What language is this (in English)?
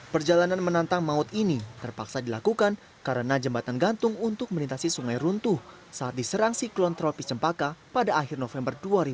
Indonesian